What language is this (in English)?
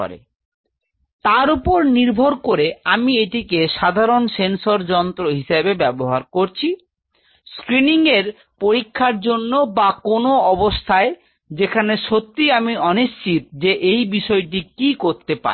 Bangla